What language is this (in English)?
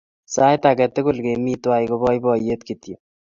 Kalenjin